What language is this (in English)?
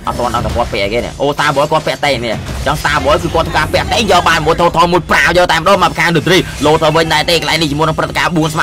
Thai